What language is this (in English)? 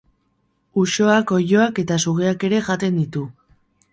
Basque